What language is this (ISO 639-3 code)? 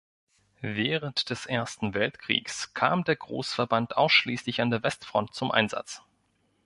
deu